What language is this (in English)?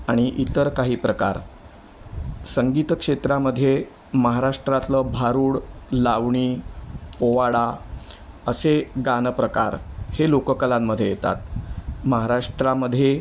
Marathi